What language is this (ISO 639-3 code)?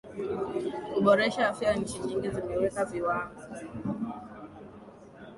swa